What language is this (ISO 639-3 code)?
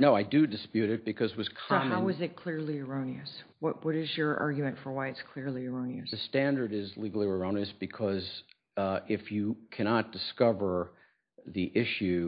eng